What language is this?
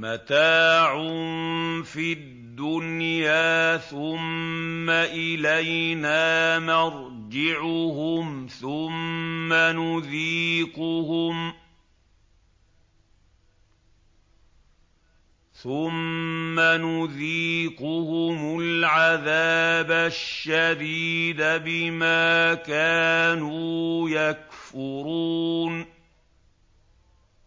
Arabic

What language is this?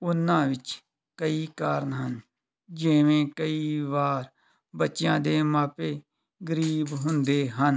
Punjabi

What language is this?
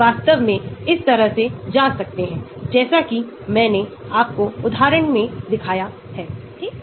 Hindi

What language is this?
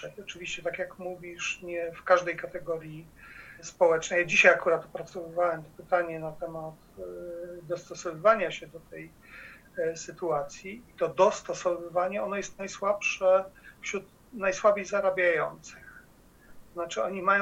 Polish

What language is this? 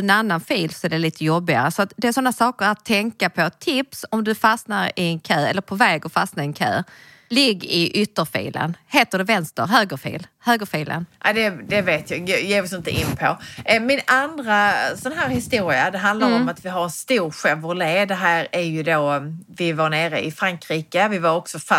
Swedish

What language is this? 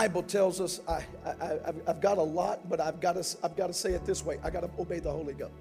English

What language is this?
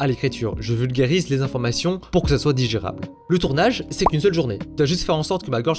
French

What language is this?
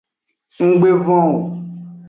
Aja (Benin)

